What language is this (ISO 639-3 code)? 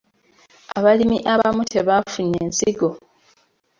lug